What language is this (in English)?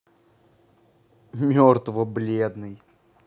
Russian